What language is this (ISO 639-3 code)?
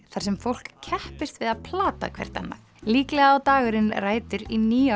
isl